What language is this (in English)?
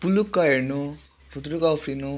Nepali